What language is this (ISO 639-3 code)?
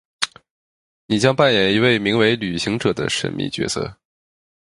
zho